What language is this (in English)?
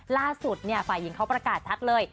Thai